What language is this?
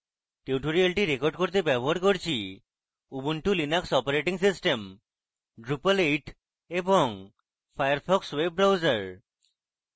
Bangla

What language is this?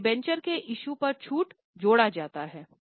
Hindi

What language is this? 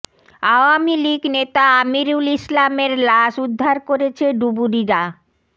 Bangla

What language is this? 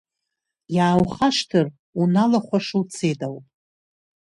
Abkhazian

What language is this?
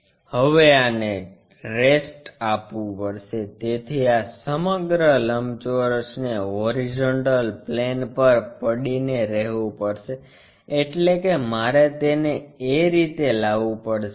Gujarati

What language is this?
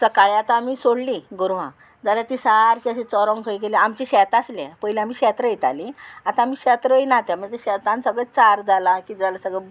Konkani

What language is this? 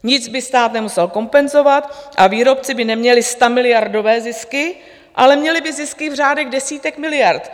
Czech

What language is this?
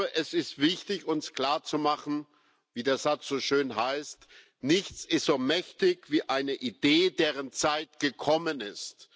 German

